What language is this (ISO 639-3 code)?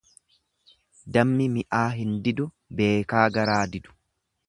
orm